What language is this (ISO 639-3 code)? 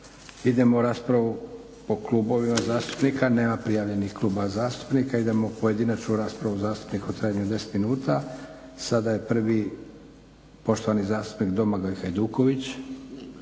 hrv